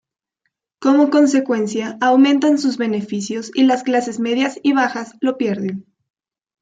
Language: Spanish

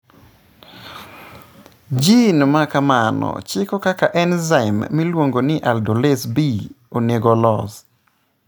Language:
Luo (Kenya and Tanzania)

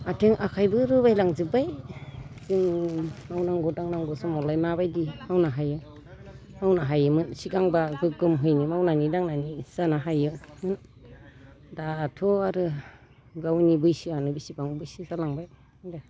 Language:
Bodo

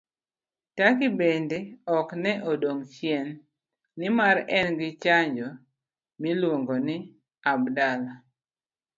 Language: Luo (Kenya and Tanzania)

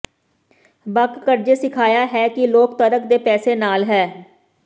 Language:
Punjabi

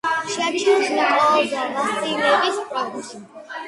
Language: Georgian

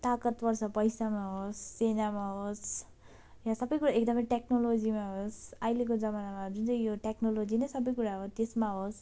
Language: Nepali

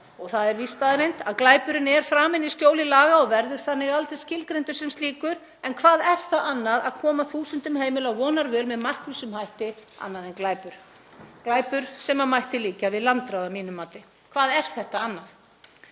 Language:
Icelandic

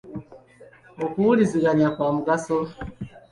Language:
Ganda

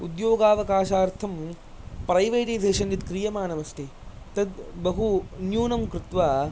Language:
Sanskrit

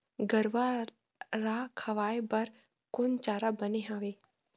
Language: Chhattisgarhi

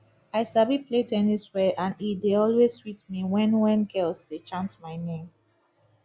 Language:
Nigerian Pidgin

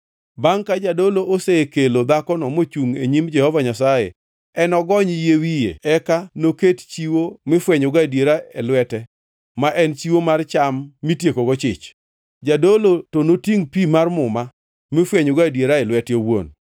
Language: Luo (Kenya and Tanzania)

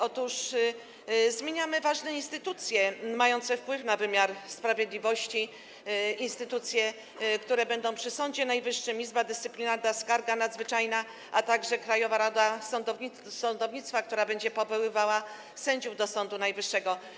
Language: Polish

